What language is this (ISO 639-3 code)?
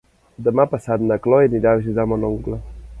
cat